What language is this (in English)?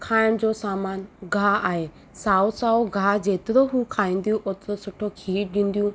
Sindhi